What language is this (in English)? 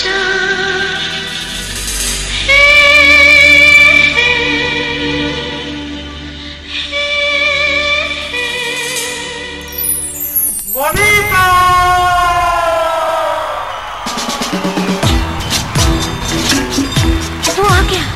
Hindi